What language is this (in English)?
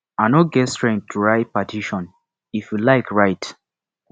Nigerian Pidgin